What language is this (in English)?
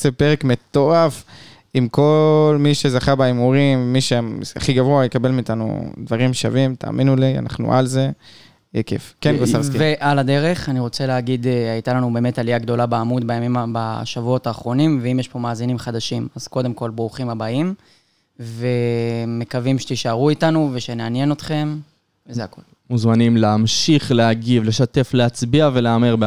Hebrew